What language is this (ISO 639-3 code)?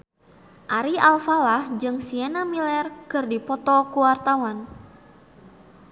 sun